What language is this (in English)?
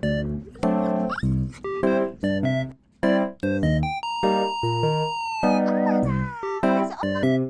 Korean